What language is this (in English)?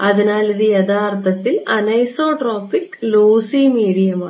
Malayalam